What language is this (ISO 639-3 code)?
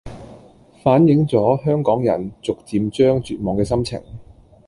yue